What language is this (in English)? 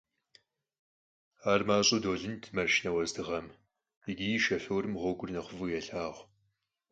Kabardian